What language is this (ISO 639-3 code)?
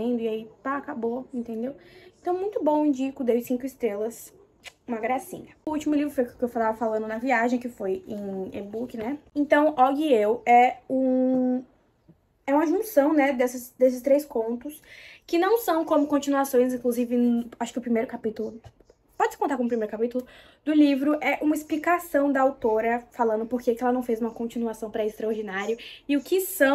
por